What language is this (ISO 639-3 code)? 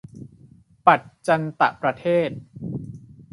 tha